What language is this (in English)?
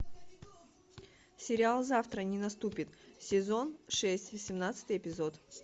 Russian